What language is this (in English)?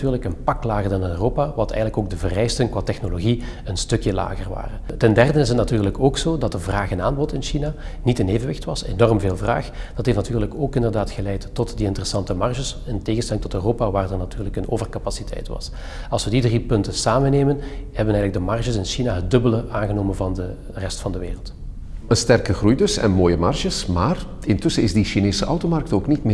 Dutch